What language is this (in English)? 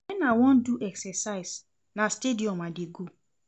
Nigerian Pidgin